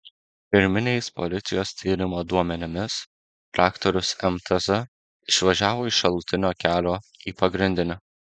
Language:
Lithuanian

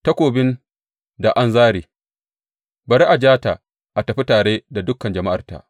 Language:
Hausa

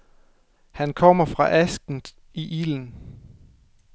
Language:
Danish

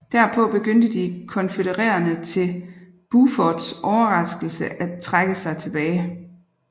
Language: Danish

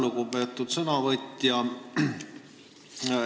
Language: Estonian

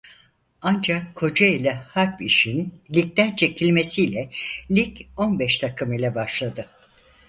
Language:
Turkish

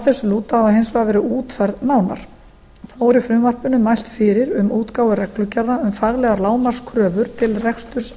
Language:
Icelandic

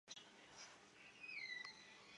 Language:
Chinese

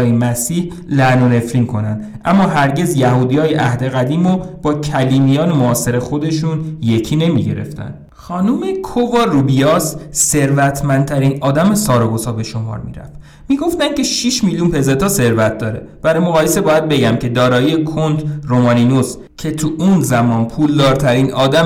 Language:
Persian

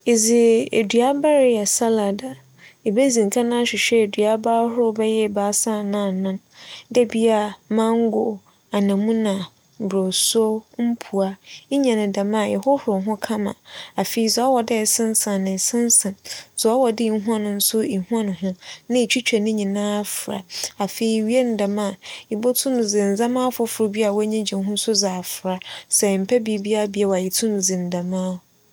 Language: Akan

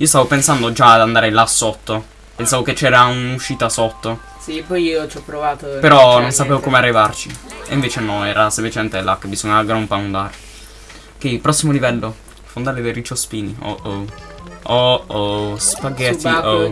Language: Italian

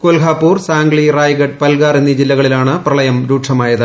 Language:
Malayalam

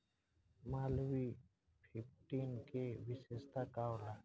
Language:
Bhojpuri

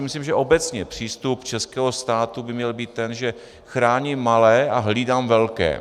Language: Czech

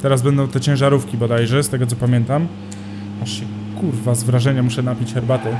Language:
Polish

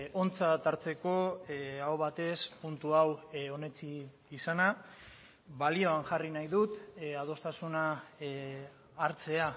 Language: Basque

